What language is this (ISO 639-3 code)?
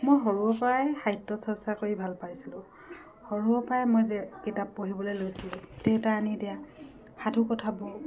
asm